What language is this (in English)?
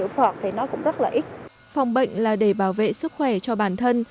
Vietnamese